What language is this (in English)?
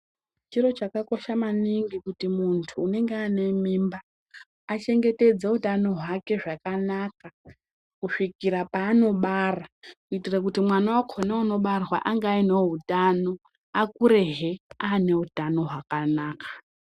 Ndau